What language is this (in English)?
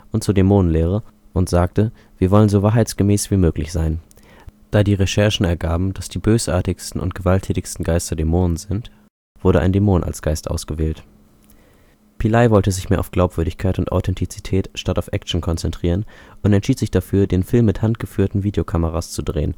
German